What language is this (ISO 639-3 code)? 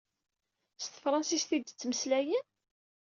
kab